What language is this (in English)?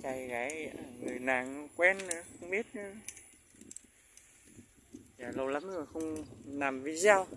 Vietnamese